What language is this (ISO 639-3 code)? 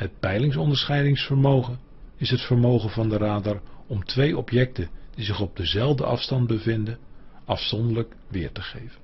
nld